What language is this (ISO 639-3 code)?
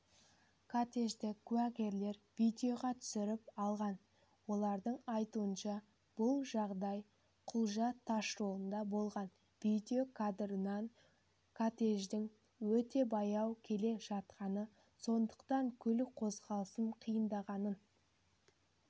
kaz